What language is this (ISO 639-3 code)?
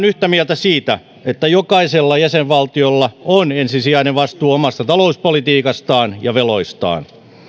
fin